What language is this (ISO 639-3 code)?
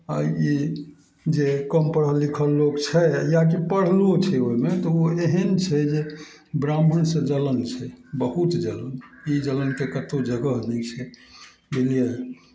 mai